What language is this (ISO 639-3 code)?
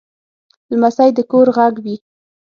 pus